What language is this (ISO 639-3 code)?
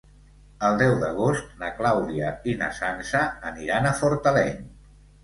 cat